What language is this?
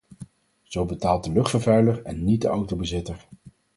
Dutch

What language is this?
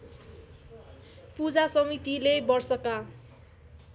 Nepali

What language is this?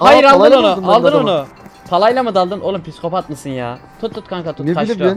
Turkish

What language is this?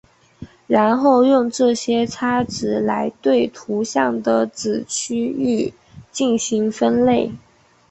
Chinese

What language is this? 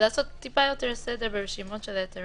Hebrew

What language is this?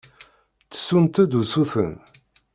Kabyle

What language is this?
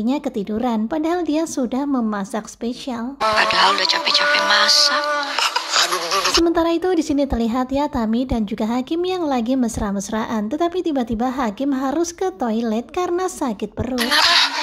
Indonesian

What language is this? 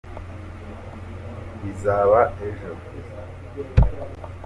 Kinyarwanda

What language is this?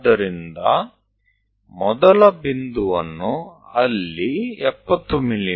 Kannada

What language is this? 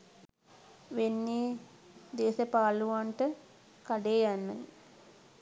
Sinhala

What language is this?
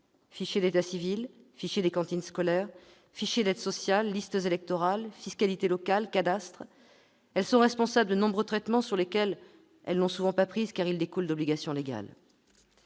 French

